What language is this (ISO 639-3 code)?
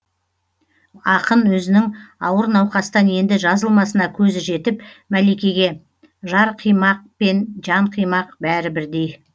kaz